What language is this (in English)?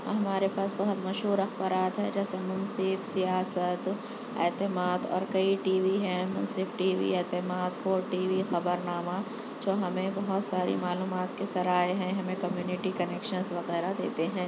Urdu